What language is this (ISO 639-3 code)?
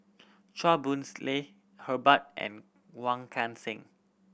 eng